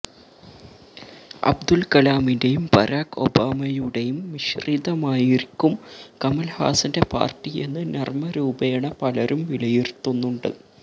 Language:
Malayalam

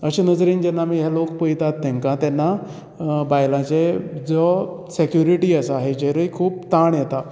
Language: Konkani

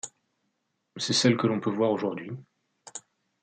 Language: French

